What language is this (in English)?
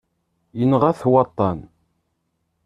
Kabyle